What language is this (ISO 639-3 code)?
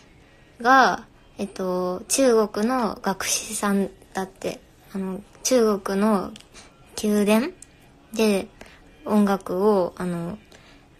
jpn